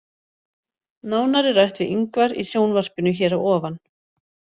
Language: Icelandic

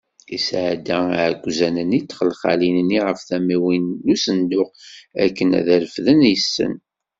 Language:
Kabyle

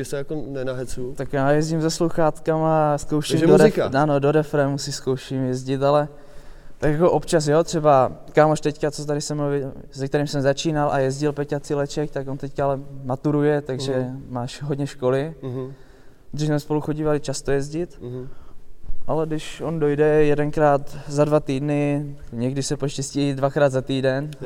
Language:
Czech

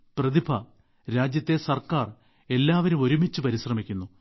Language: Malayalam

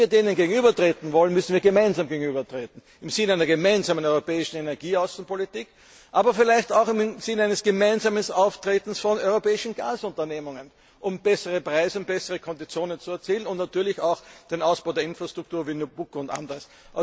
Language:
German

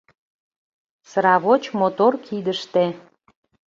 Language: Mari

